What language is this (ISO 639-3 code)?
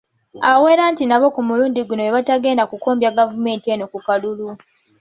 lug